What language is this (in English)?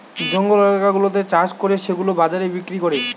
Bangla